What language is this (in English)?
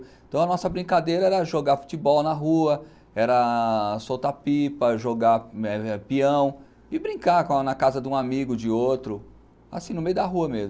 Portuguese